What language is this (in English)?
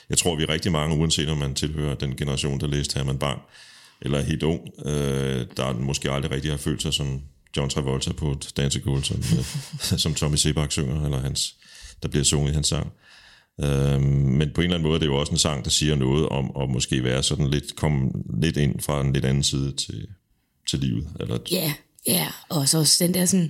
Danish